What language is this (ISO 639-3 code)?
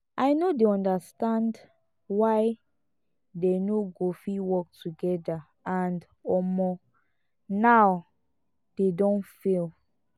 pcm